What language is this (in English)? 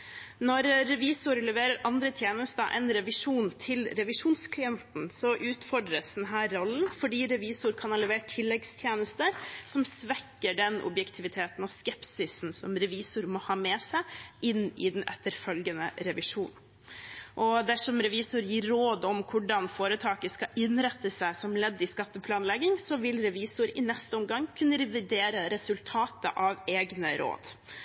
Norwegian Bokmål